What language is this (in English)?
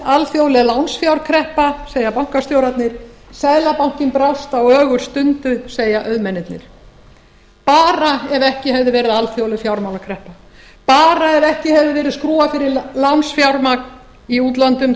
Icelandic